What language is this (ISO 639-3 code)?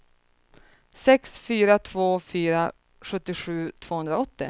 swe